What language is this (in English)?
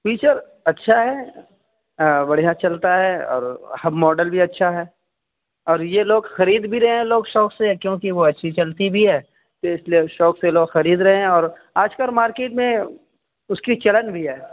Urdu